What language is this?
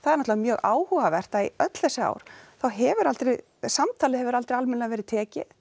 Icelandic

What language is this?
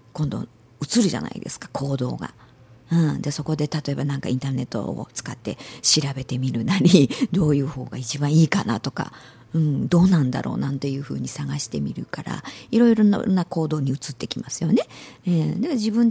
Japanese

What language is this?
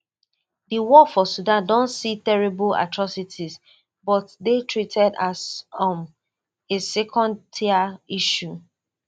Nigerian Pidgin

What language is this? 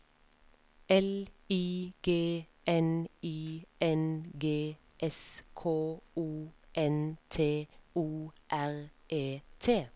Norwegian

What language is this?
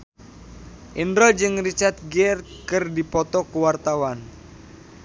Sundanese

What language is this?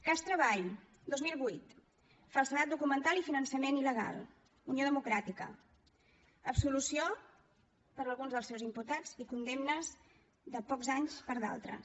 Catalan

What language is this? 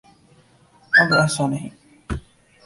Urdu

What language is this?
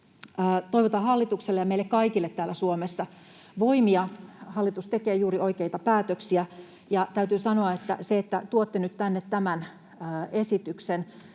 Finnish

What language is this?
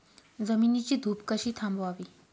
Marathi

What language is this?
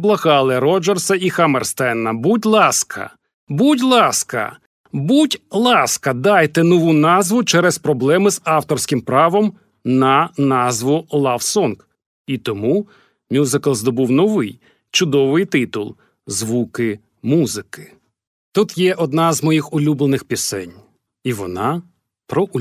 Ukrainian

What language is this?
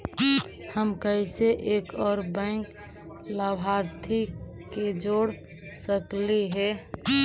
Magahi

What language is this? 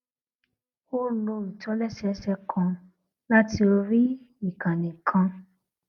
Yoruba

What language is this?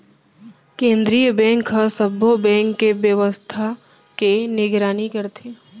Chhattisgarhi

